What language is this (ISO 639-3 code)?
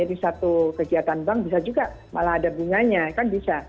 ind